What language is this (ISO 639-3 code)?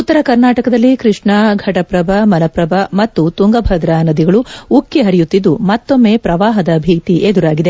kan